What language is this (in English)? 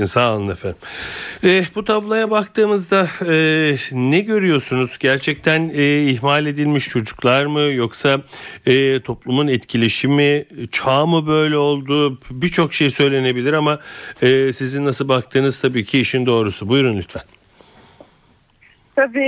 Turkish